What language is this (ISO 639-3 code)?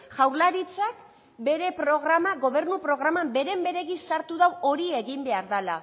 eus